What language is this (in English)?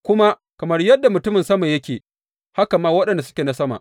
Hausa